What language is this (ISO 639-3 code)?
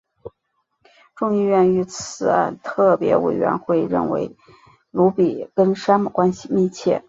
zho